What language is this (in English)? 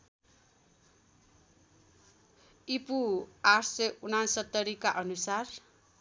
Nepali